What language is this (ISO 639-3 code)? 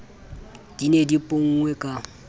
sot